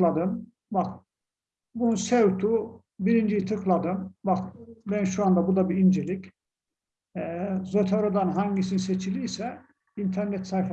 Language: Turkish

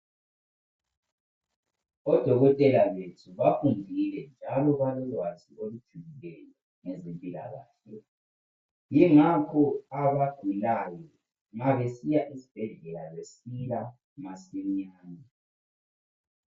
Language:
North Ndebele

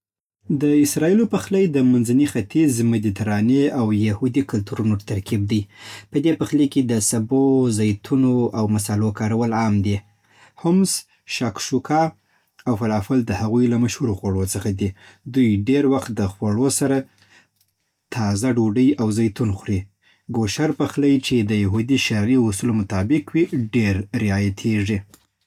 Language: Southern Pashto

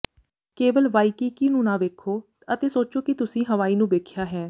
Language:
Punjabi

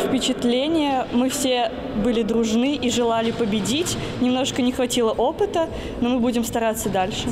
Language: Russian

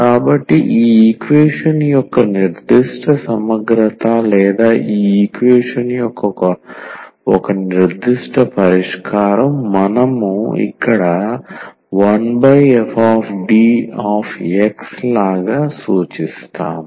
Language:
Telugu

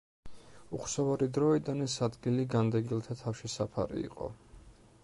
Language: Georgian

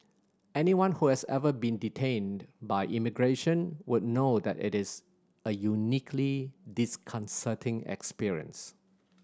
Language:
English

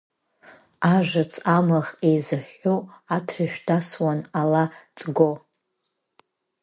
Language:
Abkhazian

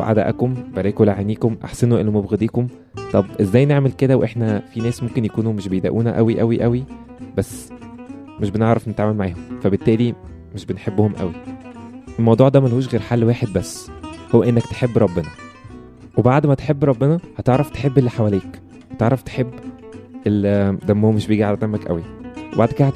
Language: Arabic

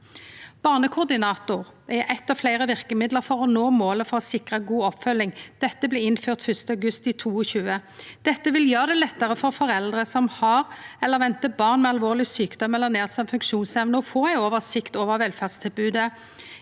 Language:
Norwegian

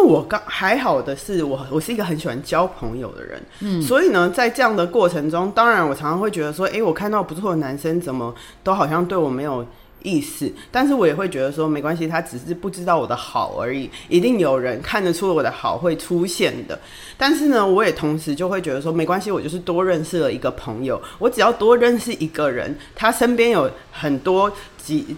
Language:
Chinese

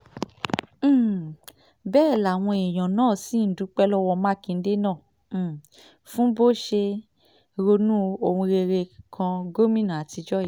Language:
Yoruba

